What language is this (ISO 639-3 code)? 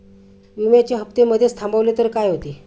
mar